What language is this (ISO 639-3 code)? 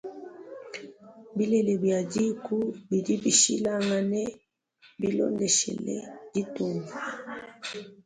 lua